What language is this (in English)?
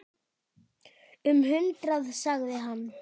Icelandic